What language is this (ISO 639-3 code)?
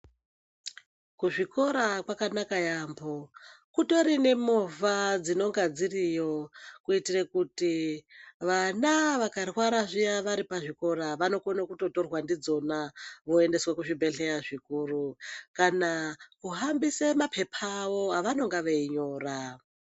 ndc